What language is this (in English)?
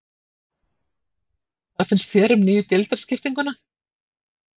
Icelandic